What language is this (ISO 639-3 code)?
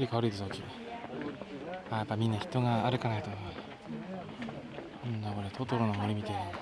jpn